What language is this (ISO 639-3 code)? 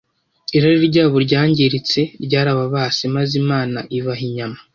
kin